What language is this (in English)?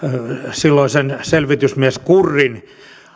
Finnish